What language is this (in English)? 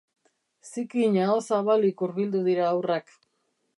Basque